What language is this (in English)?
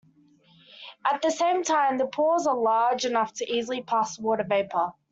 English